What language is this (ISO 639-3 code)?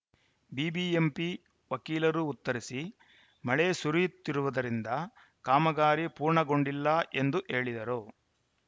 kan